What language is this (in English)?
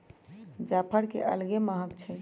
Magahi